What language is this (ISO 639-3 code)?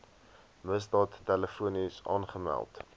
afr